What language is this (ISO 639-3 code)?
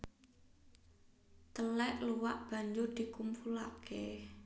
jav